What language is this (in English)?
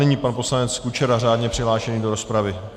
Czech